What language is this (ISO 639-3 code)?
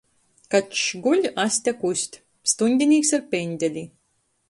ltg